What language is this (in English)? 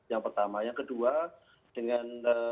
Indonesian